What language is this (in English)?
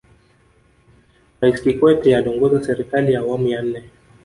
Swahili